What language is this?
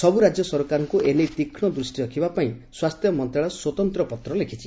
Odia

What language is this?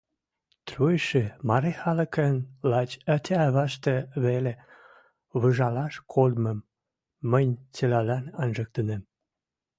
Western Mari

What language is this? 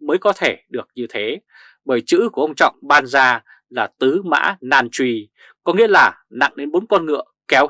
Vietnamese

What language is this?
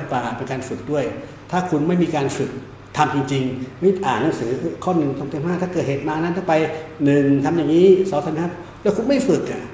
Thai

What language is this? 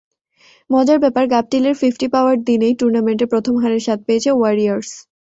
Bangla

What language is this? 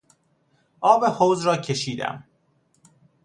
Persian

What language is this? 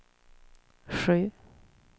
Swedish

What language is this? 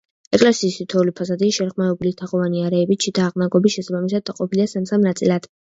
Georgian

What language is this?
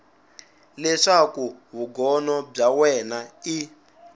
Tsonga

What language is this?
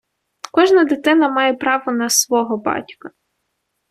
Ukrainian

